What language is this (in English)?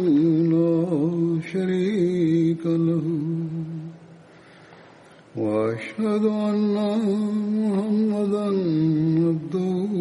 Swahili